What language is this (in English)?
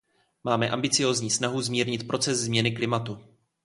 Czech